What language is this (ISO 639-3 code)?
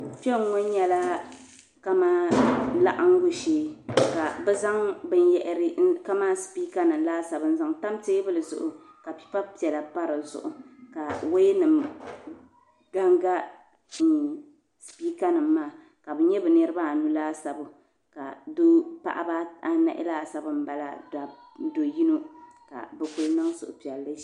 dag